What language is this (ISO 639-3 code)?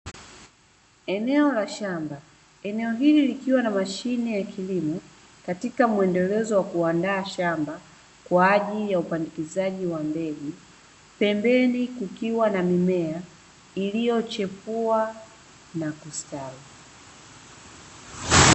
swa